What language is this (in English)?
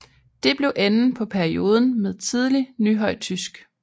Danish